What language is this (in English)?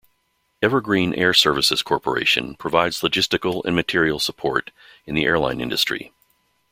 English